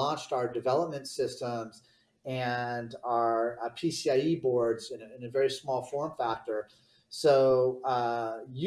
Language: English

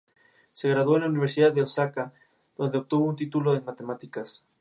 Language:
Spanish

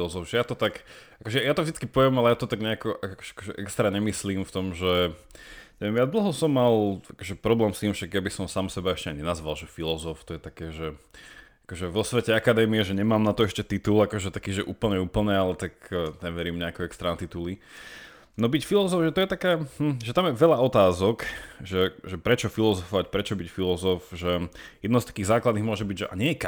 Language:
Slovak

